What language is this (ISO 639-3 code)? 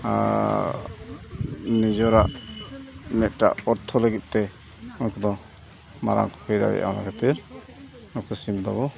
sat